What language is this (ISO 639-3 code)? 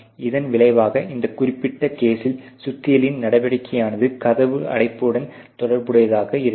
tam